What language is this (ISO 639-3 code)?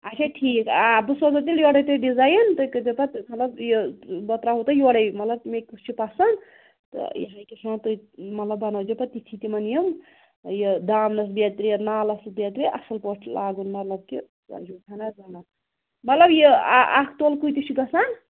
kas